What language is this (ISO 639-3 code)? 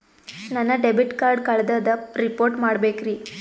kan